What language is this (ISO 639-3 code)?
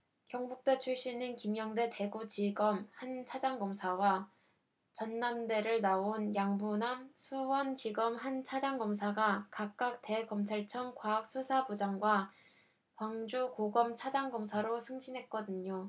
kor